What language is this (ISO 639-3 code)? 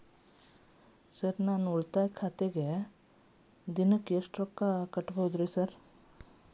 kan